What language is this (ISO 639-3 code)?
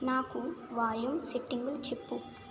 tel